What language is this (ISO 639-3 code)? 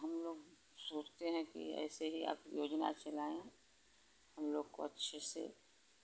hin